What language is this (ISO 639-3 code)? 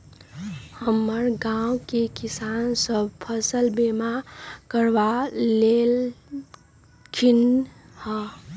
mag